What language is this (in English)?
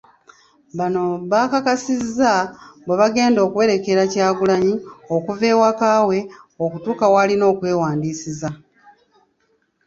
Ganda